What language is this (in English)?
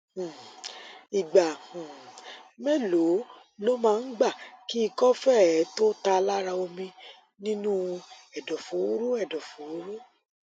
Yoruba